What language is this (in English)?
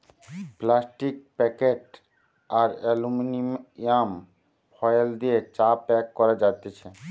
Bangla